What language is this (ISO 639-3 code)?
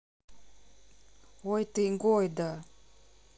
rus